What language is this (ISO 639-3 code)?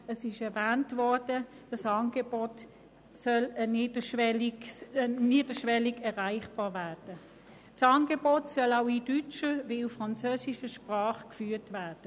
gsw